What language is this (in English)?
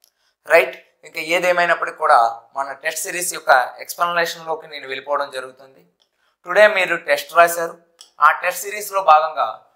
Hindi